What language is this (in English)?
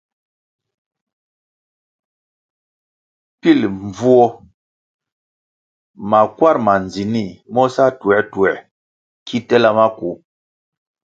Kwasio